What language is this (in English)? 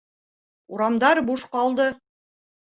Bashkir